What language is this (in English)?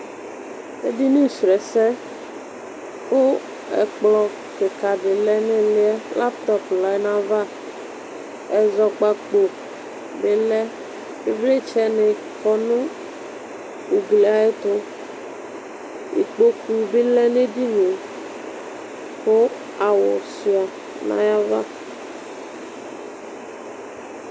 Ikposo